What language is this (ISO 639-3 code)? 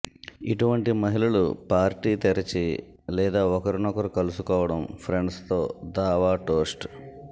tel